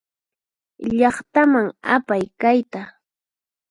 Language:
Puno Quechua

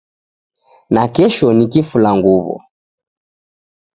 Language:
Taita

